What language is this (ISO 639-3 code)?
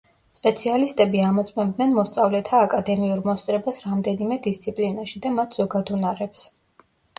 kat